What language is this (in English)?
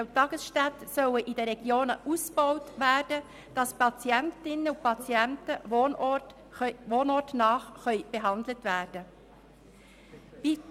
Swiss German